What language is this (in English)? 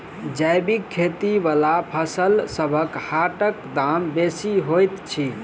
Maithili